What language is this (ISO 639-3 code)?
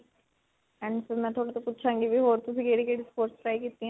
pan